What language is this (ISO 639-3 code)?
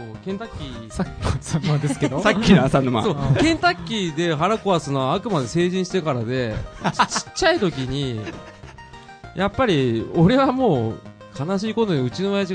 jpn